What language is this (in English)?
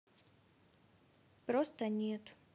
Russian